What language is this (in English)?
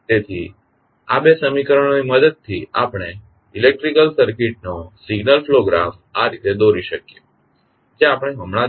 Gujarati